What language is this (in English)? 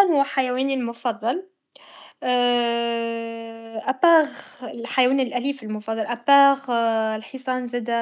Tunisian Arabic